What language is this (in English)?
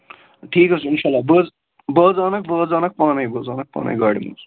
Kashmiri